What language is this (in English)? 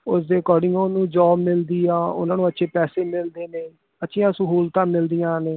Punjabi